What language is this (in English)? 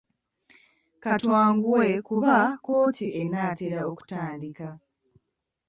Ganda